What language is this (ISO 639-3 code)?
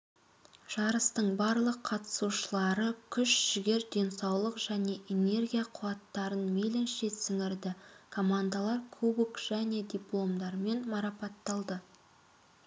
kaz